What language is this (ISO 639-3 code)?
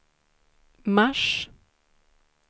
swe